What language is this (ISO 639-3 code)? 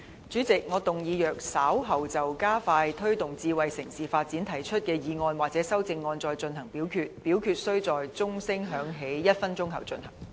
yue